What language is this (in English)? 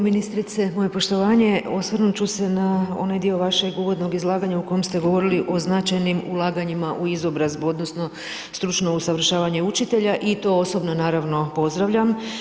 Croatian